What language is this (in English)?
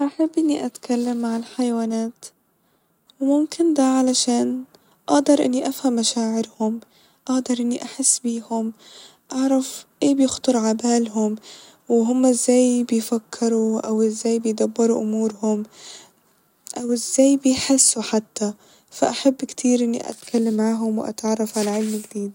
Egyptian Arabic